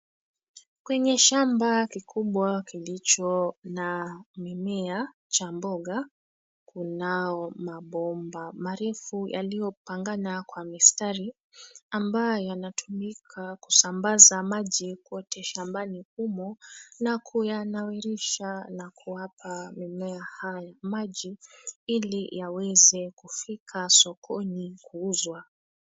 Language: Swahili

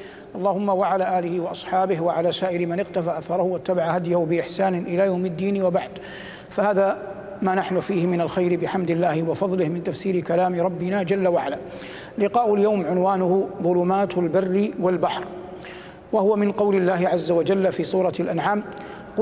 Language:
Arabic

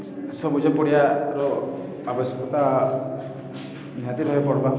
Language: Odia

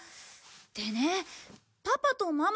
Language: Japanese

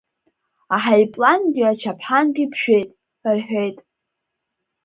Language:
Abkhazian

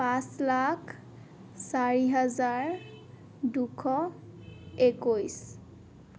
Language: Assamese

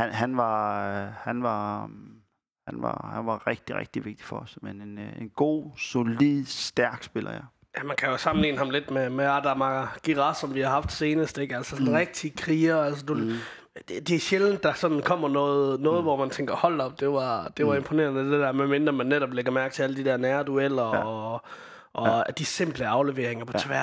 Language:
Danish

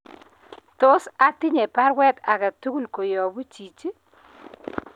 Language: Kalenjin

